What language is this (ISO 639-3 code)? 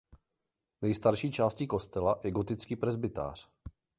ces